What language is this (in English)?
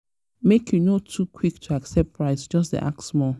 Nigerian Pidgin